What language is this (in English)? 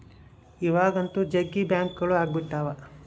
Kannada